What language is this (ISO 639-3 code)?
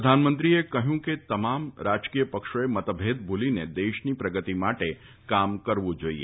guj